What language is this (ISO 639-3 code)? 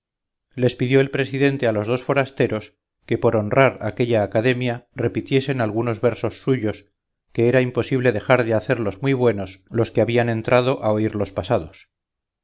spa